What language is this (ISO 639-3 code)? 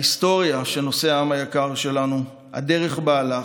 heb